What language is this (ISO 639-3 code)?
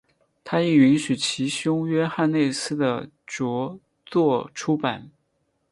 zho